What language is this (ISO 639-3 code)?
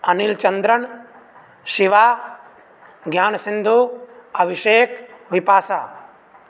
san